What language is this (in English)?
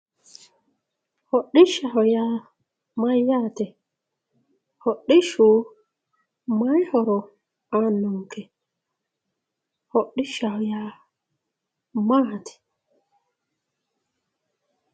Sidamo